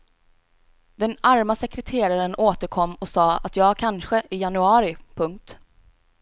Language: Swedish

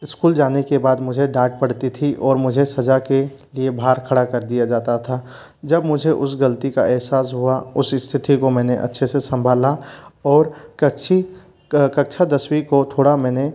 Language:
Hindi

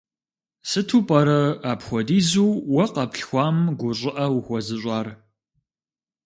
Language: Kabardian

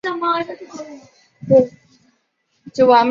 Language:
Chinese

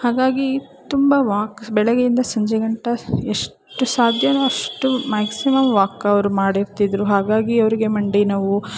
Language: Kannada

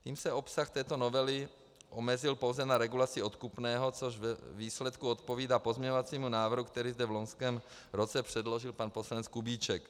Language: Czech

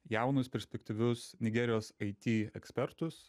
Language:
Lithuanian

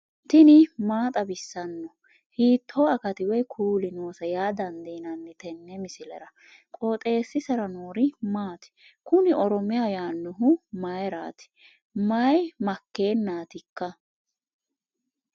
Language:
Sidamo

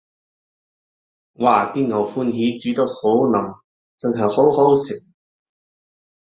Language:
Cantonese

